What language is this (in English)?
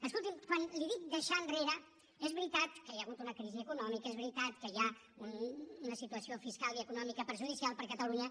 Catalan